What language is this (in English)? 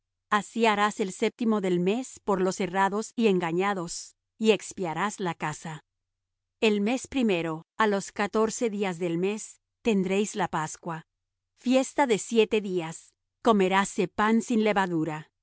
Spanish